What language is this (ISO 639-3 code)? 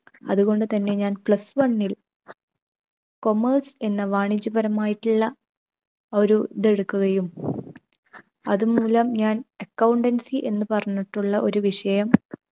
mal